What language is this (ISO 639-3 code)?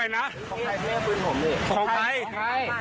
tha